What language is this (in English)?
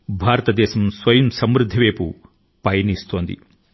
Telugu